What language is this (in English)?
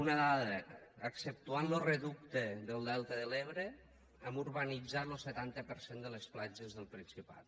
Catalan